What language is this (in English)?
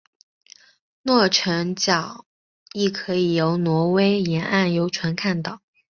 Chinese